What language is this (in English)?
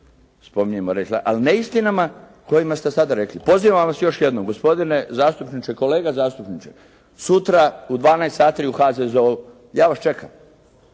Croatian